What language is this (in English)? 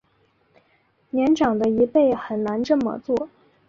Chinese